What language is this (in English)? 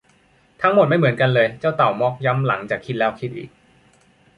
Thai